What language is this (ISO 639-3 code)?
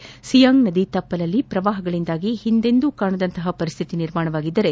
kan